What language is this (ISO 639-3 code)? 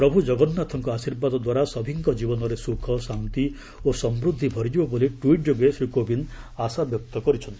ori